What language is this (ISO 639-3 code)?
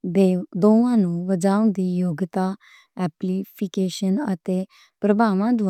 lah